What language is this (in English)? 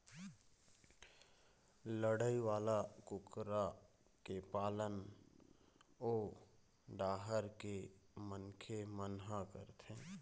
Chhattisgarhi